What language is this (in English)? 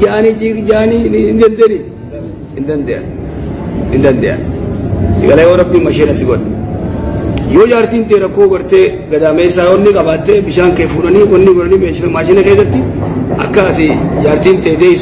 Arabic